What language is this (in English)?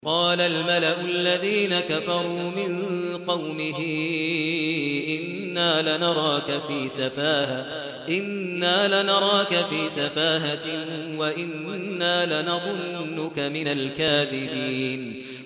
Arabic